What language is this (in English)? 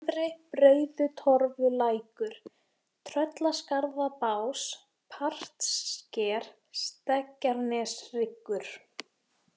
Icelandic